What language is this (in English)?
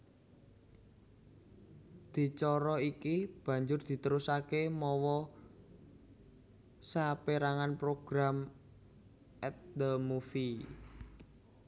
Javanese